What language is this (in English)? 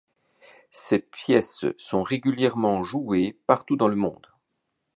French